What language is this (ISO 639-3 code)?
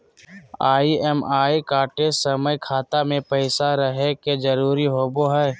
mag